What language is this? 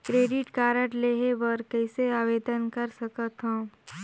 Chhattisgarhi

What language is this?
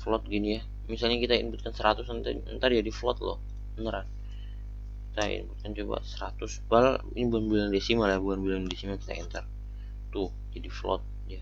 Indonesian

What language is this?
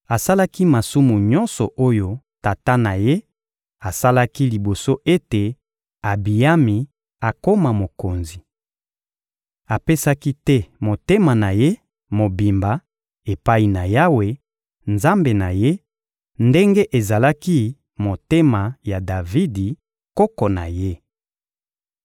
Lingala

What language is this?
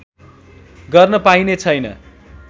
Nepali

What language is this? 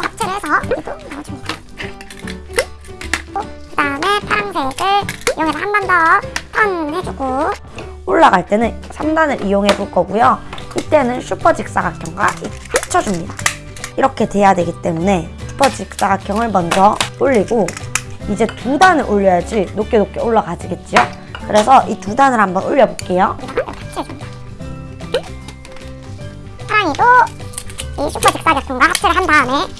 Korean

